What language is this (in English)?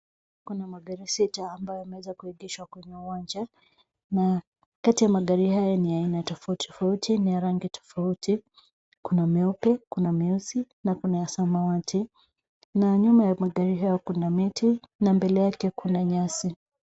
Swahili